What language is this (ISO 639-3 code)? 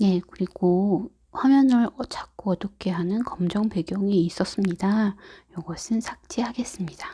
kor